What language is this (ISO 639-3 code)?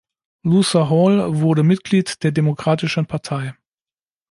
deu